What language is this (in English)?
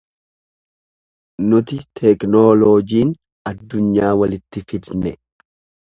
Oromo